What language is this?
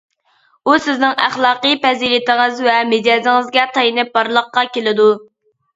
Uyghur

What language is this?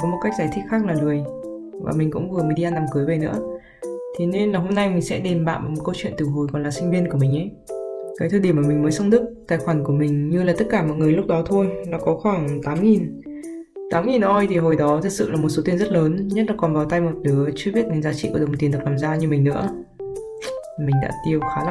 Vietnamese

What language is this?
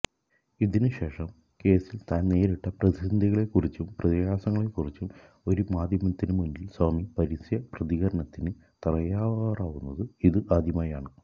Malayalam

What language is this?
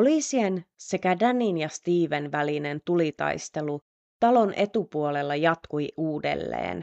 Finnish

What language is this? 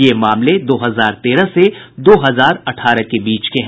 Hindi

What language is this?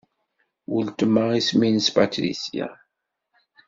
Kabyle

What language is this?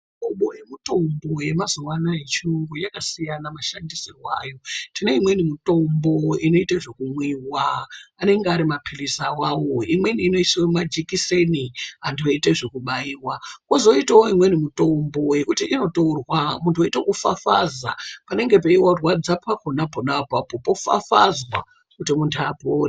Ndau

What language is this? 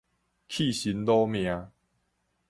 Min Nan Chinese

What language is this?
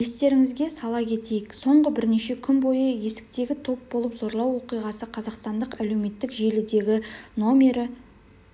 Kazakh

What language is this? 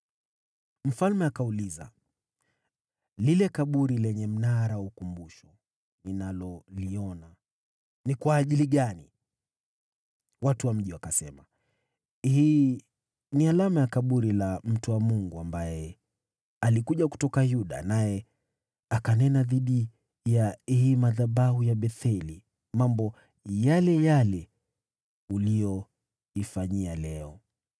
Swahili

